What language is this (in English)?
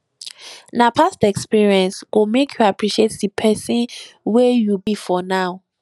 Nigerian Pidgin